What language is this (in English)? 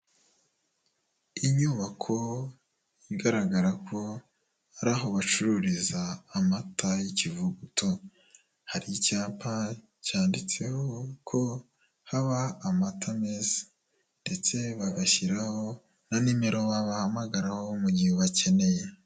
Kinyarwanda